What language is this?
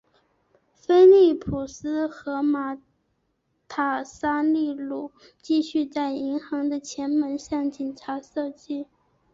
Chinese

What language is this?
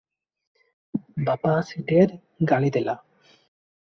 Odia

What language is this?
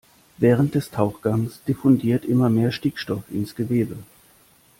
German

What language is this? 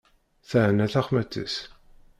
Kabyle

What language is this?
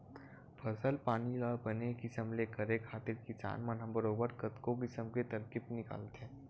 Chhattisgarhi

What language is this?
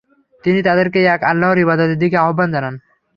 Bangla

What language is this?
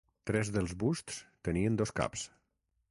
Catalan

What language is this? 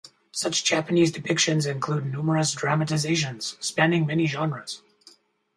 English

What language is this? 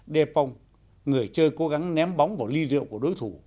Vietnamese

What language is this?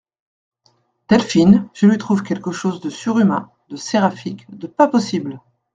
French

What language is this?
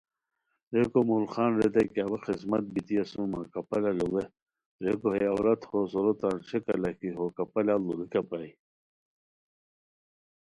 Khowar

